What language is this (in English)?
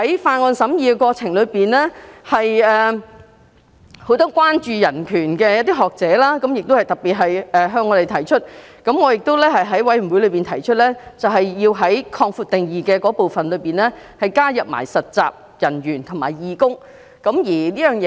Cantonese